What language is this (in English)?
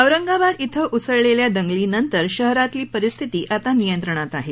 Marathi